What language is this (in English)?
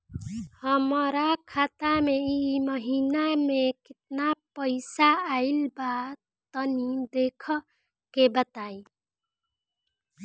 Bhojpuri